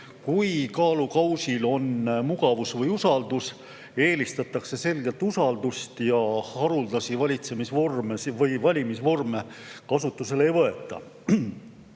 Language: Estonian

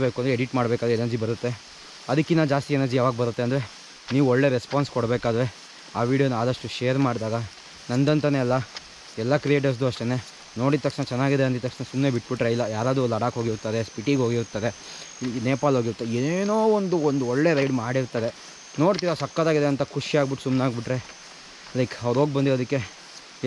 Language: Kannada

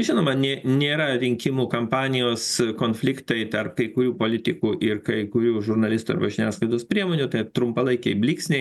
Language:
Lithuanian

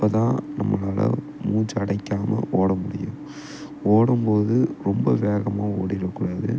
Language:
Tamil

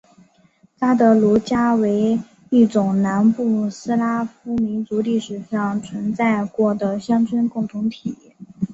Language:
Chinese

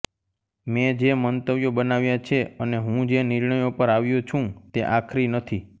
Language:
Gujarati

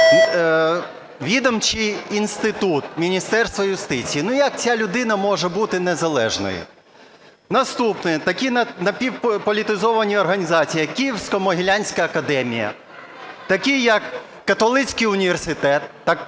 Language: Ukrainian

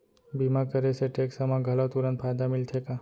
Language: Chhattisgarhi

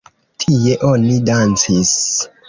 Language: Esperanto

